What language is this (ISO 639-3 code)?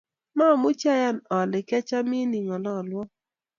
kln